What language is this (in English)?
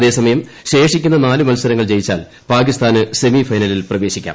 Malayalam